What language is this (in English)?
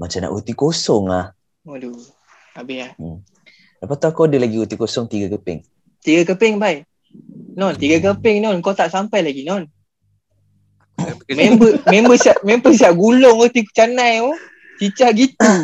Malay